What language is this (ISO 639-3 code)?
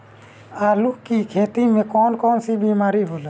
bho